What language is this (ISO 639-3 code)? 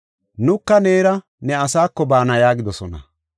gof